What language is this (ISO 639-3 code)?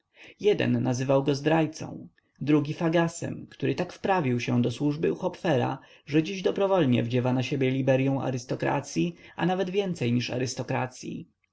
pol